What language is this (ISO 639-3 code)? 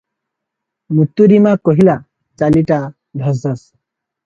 ori